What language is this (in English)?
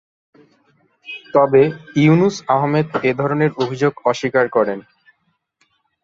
Bangla